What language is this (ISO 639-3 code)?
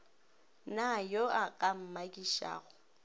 nso